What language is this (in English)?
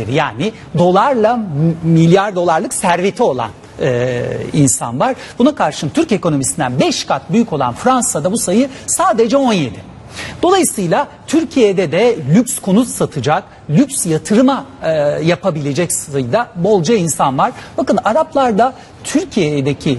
Turkish